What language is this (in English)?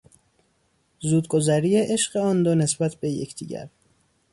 Persian